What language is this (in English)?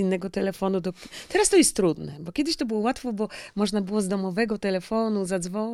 Polish